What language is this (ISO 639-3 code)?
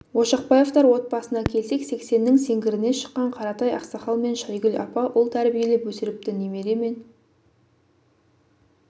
kaz